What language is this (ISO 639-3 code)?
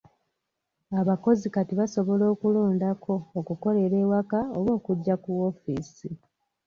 lug